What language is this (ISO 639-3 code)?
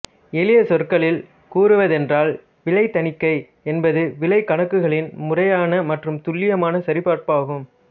tam